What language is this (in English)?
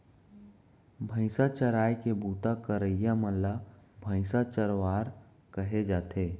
Chhattisgarhi